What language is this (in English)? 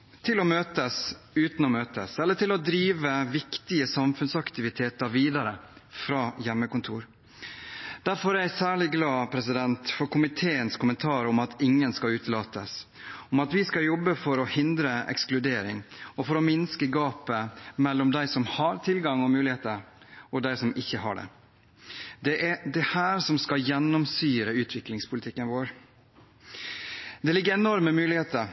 Norwegian Bokmål